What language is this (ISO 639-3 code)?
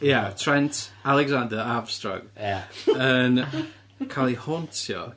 cym